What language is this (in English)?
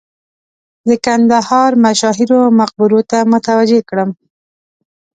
Pashto